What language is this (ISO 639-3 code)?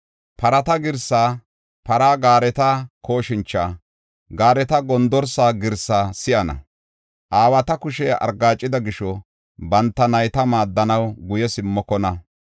gof